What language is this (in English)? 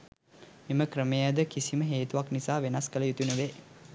Sinhala